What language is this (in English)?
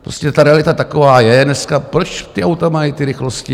Czech